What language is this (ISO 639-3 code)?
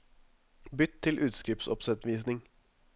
nor